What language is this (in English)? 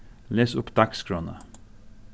Faroese